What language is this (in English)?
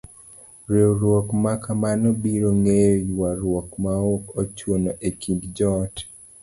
Luo (Kenya and Tanzania)